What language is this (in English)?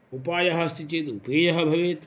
Sanskrit